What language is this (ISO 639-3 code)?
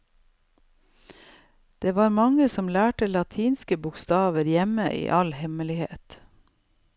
nor